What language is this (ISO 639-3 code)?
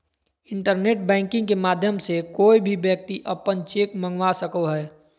mag